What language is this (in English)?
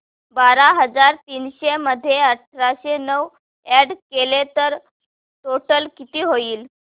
Marathi